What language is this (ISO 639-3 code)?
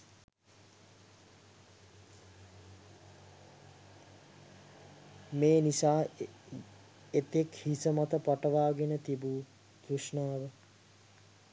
sin